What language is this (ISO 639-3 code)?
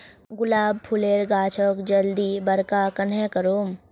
mag